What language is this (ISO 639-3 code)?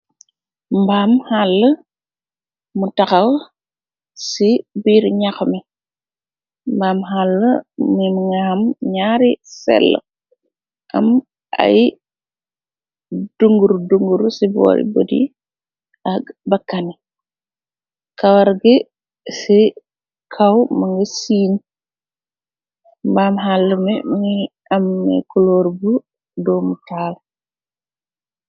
wol